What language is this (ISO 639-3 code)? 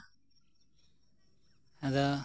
sat